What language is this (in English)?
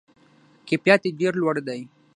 Pashto